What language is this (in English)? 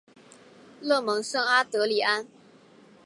Chinese